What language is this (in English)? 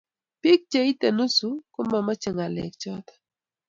Kalenjin